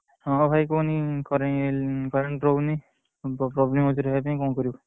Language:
Odia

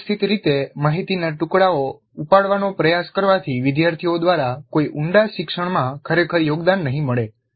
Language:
Gujarati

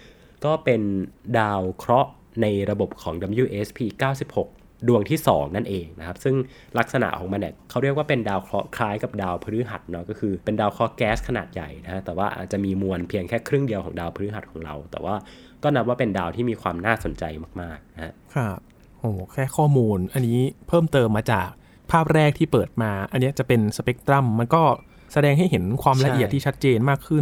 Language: Thai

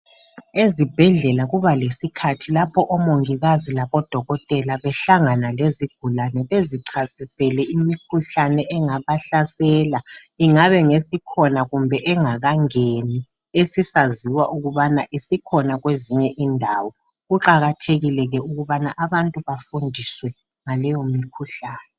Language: North Ndebele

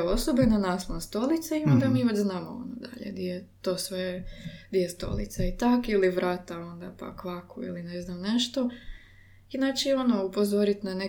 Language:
Croatian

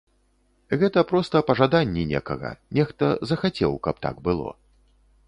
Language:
Belarusian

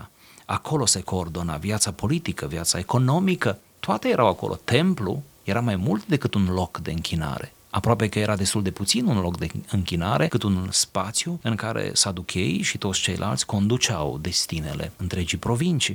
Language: Romanian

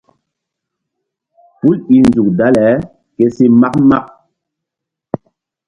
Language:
Mbum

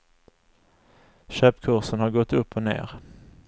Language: Swedish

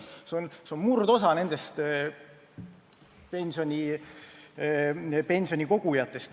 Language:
Estonian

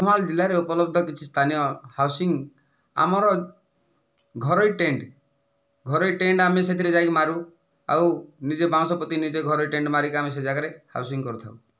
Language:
Odia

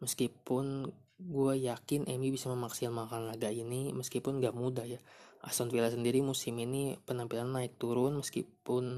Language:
Indonesian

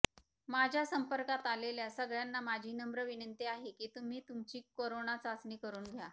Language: Marathi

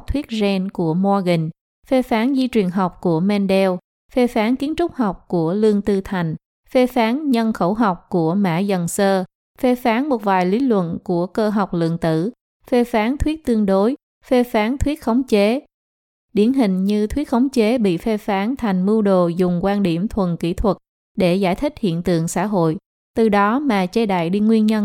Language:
Vietnamese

